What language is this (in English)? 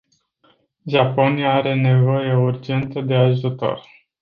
Romanian